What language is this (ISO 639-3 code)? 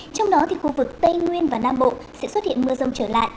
vie